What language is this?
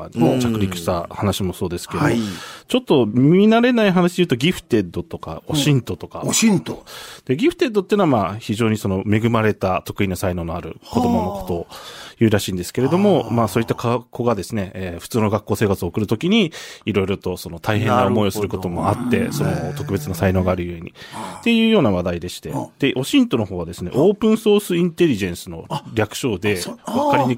Japanese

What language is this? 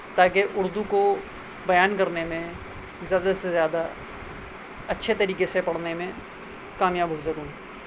Urdu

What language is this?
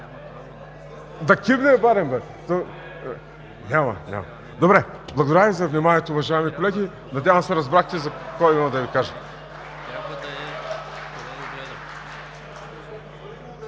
Bulgarian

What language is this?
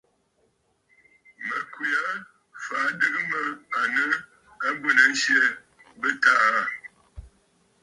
Bafut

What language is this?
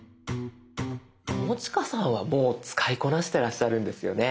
Japanese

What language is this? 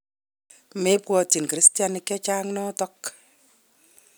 Kalenjin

